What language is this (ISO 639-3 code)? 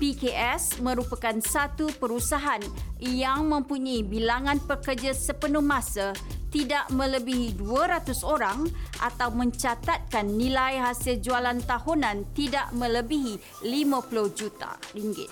msa